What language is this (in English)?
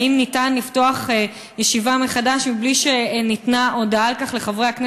Hebrew